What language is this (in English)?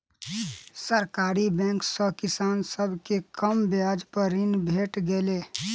Maithili